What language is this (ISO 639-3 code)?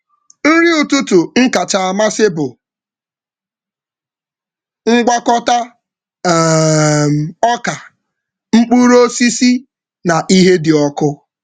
ibo